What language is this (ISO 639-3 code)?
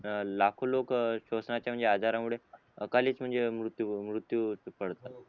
mar